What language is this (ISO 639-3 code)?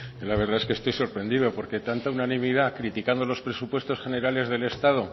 spa